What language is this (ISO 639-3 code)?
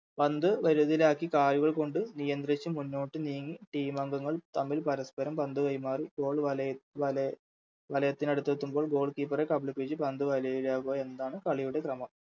mal